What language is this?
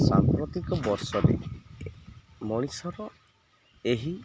Odia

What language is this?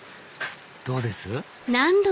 Japanese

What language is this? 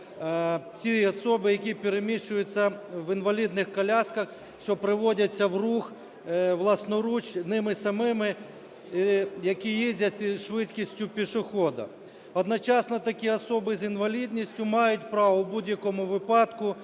Ukrainian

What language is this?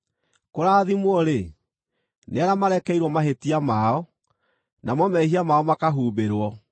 Kikuyu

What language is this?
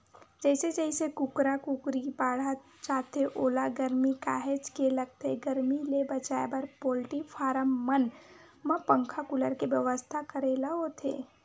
Chhattisgarhi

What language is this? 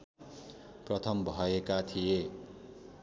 Nepali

